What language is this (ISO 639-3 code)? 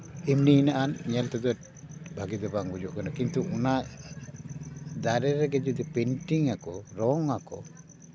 sat